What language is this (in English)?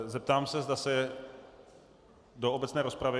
Czech